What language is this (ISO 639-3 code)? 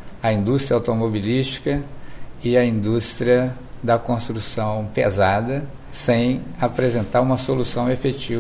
por